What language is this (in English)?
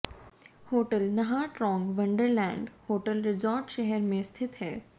Hindi